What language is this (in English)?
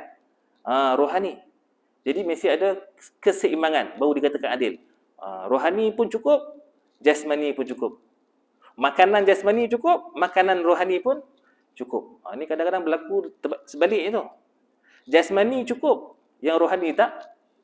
Malay